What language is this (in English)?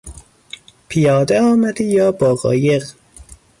Persian